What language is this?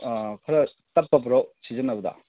Manipuri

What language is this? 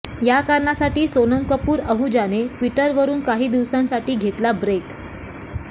Marathi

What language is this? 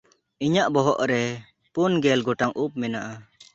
Santali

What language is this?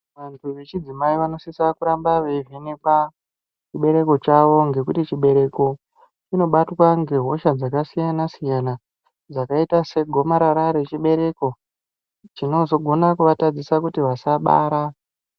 Ndau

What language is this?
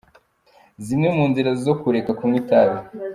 Kinyarwanda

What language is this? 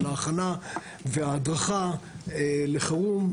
Hebrew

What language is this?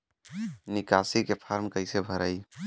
Bhojpuri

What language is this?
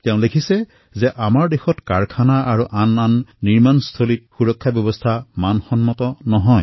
Assamese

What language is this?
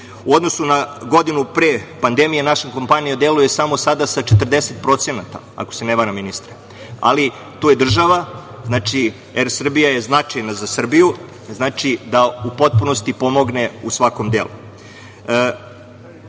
Serbian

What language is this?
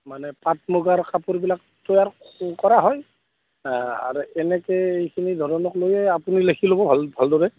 Assamese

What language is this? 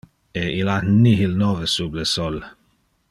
Interlingua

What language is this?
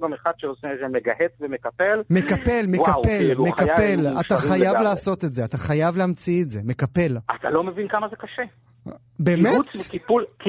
Hebrew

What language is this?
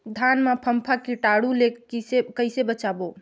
Chhattisgarhi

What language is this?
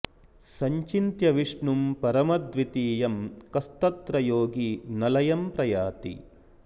Sanskrit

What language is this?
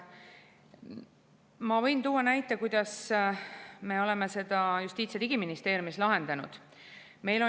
Estonian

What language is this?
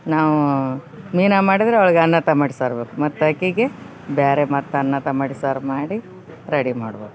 Kannada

